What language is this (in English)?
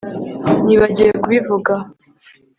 Kinyarwanda